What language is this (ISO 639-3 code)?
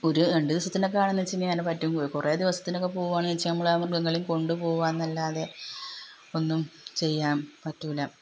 mal